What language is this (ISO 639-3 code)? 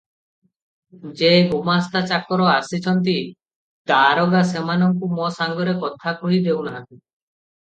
ori